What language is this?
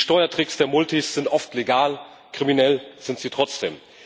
German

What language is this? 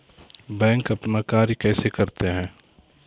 Maithili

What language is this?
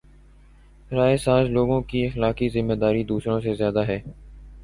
Urdu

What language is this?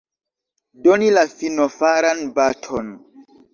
Esperanto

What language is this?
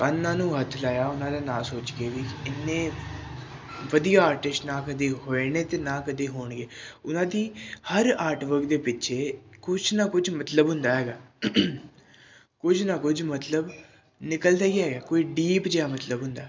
Punjabi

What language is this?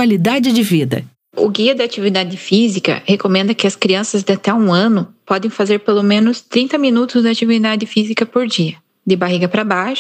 Portuguese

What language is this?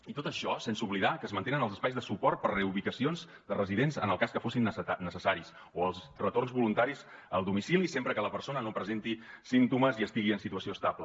Catalan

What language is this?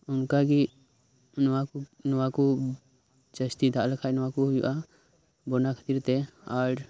Santali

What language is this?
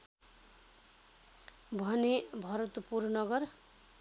Nepali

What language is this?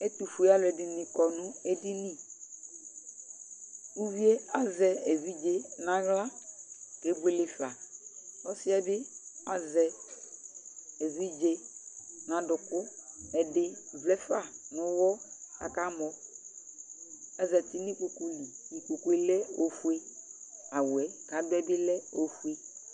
Ikposo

